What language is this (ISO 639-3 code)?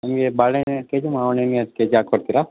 kan